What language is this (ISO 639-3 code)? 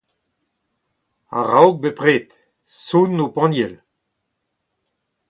bre